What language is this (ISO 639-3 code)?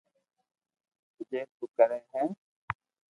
lrk